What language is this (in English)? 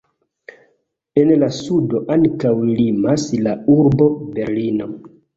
Esperanto